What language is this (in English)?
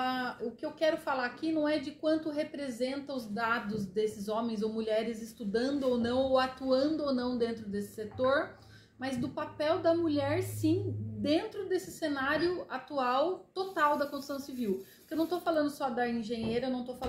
Portuguese